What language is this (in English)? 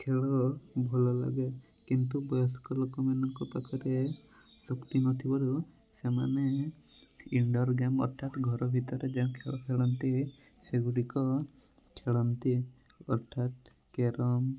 Odia